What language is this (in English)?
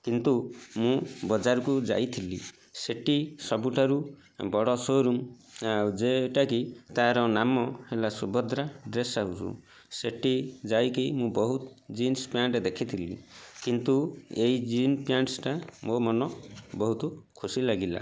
Odia